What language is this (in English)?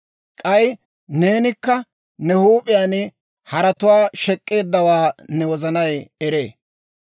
Dawro